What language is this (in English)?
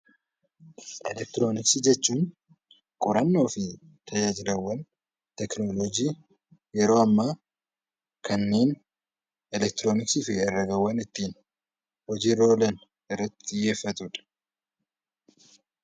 Oromo